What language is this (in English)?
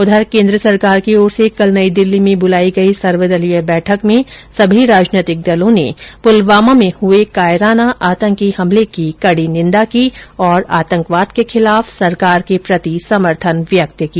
Hindi